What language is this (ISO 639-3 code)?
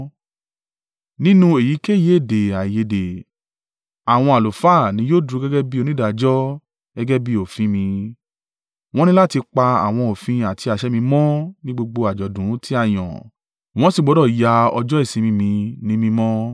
yor